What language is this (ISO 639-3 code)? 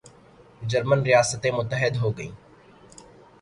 urd